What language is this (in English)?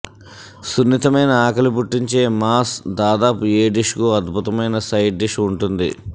Telugu